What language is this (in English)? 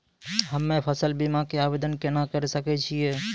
Maithili